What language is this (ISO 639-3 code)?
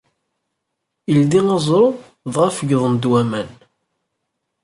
kab